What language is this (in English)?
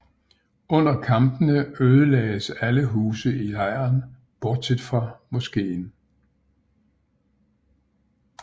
Danish